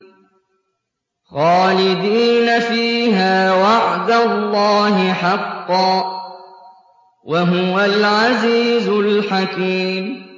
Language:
Arabic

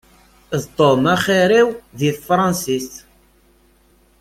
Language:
Kabyle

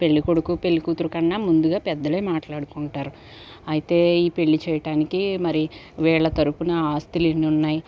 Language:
Telugu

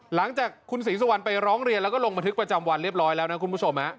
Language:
Thai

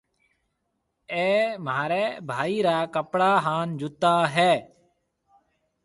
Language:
Marwari (Pakistan)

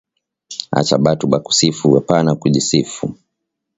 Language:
Swahili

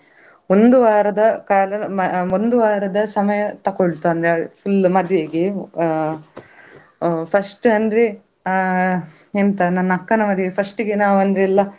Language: Kannada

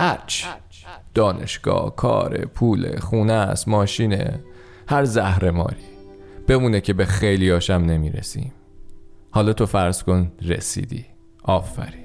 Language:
Persian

